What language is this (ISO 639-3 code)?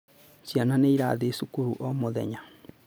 kik